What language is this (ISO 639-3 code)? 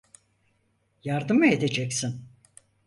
tur